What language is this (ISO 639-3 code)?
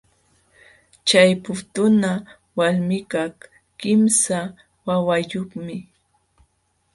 qxw